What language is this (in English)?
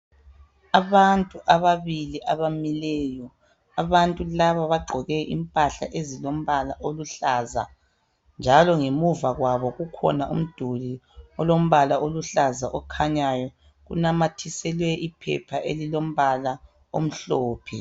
North Ndebele